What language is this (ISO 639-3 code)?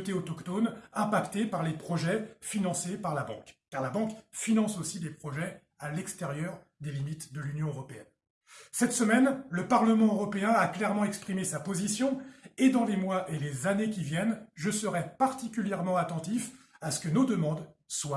fra